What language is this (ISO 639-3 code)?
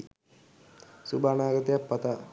sin